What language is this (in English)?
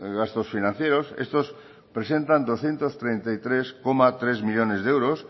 Spanish